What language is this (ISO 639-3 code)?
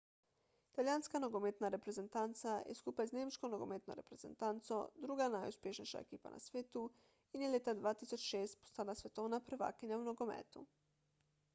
slv